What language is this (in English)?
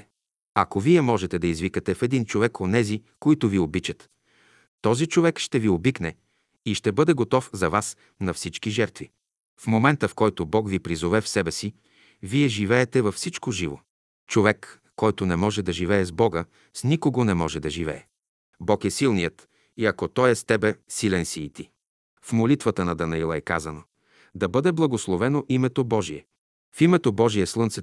Bulgarian